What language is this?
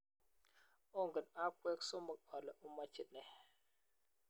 Kalenjin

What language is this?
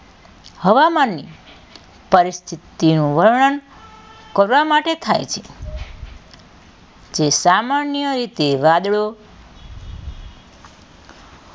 Gujarati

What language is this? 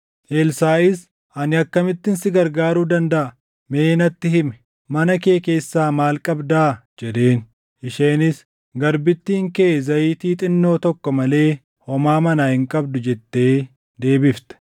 Oromo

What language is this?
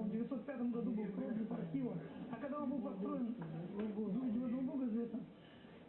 Russian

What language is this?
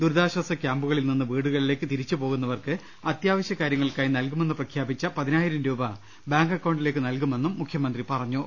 Malayalam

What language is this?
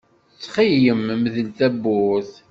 Kabyle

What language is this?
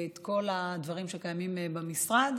Hebrew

